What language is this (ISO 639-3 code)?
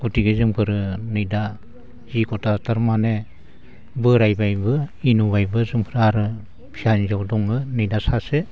brx